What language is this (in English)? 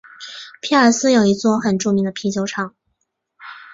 Chinese